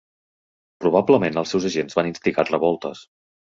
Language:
Catalan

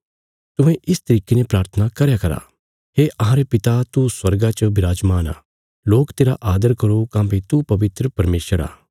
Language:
Bilaspuri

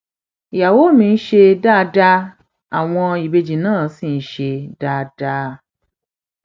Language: Yoruba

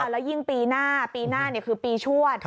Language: Thai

